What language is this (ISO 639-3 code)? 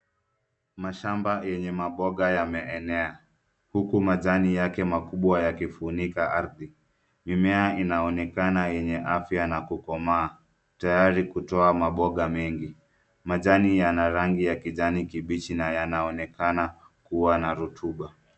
swa